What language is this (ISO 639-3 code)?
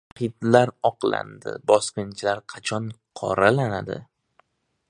uzb